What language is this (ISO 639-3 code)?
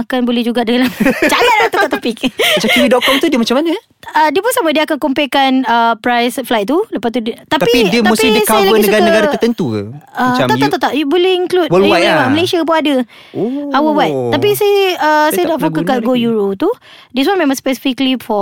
msa